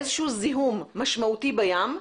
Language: Hebrew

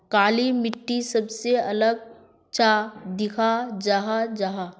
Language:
Magahi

